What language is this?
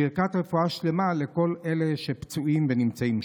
Hebrew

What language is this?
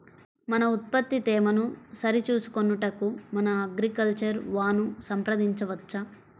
Telugu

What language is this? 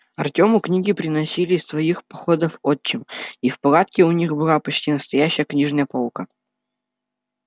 Russian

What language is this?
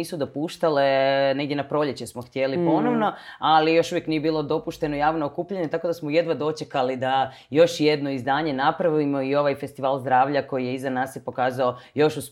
Croatian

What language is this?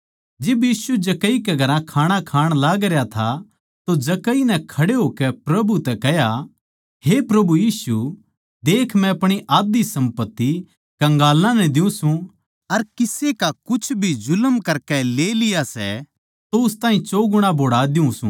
Haryanvi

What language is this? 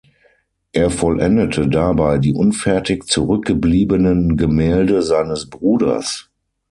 German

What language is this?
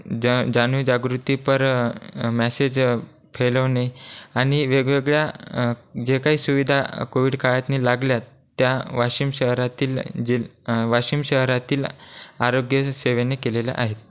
Marathi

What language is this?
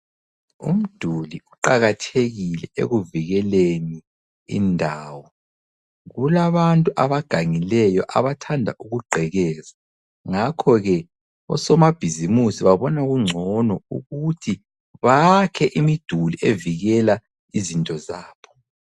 North Ndebele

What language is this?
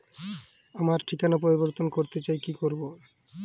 Bangla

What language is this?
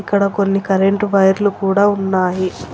Telugu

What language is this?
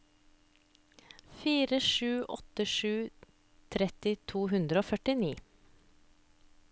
Norwegian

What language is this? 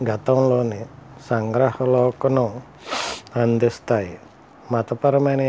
Telugu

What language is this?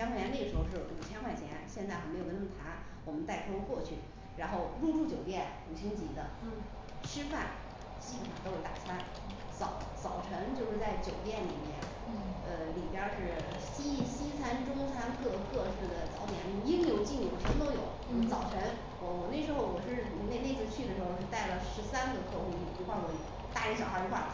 Chinese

